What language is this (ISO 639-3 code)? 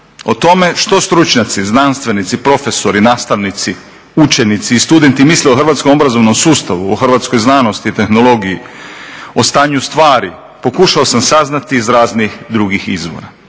hrv